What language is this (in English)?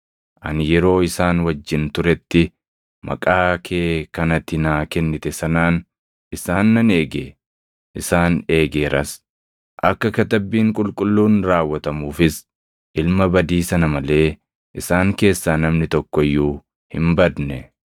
Oromo